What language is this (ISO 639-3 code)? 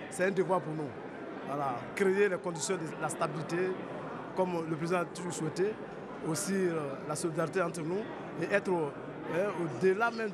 fra